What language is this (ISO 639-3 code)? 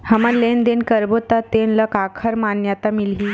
hne